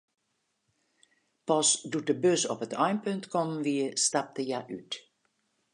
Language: Western Frisian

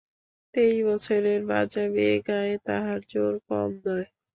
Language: Bangla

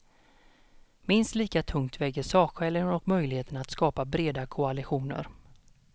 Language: Swedish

